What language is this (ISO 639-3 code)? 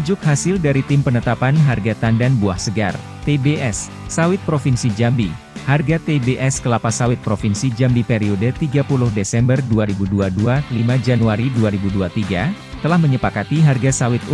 ind